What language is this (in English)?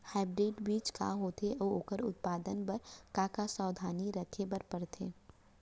Chhattisgarhi